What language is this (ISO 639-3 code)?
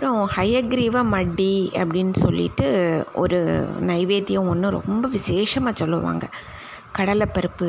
tam